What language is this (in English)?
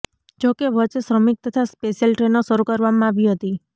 Gujarati